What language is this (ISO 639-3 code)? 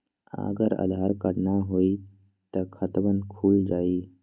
mag